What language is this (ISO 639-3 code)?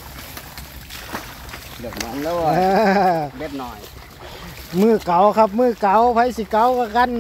tha